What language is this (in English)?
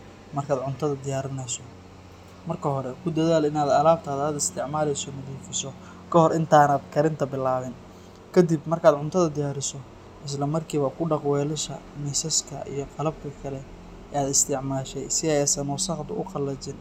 Somali